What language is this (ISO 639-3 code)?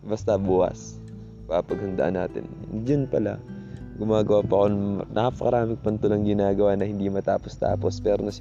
fil